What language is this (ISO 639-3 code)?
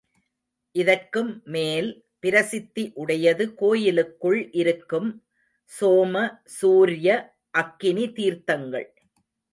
tam